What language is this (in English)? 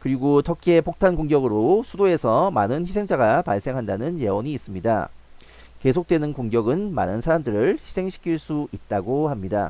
Korean